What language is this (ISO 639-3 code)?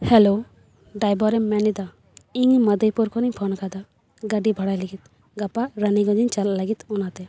sat